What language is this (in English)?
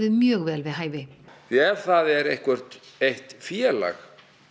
Icelandic